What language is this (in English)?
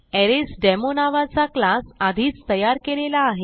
Marathi